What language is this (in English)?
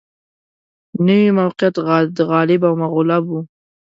Pashto